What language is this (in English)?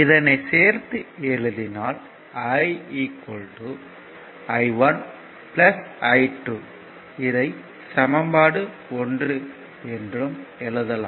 Tamil